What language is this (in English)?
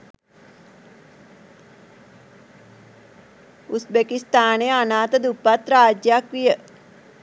Sinhala